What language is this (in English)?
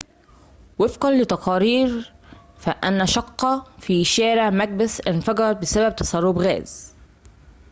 Arabic